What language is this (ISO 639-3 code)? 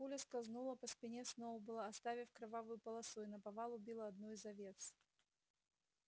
rus